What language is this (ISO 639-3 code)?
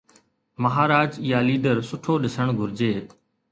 snd